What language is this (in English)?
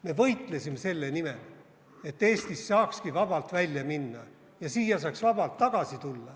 Estonian